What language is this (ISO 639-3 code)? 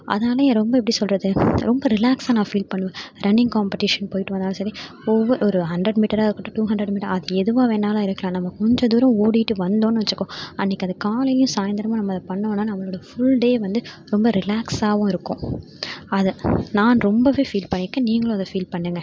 tam